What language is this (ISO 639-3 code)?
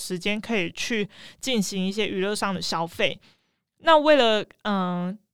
zho